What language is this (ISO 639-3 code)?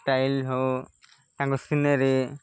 ori